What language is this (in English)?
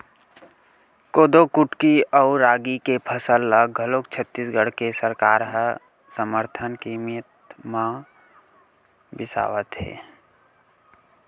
Chhattisgarhi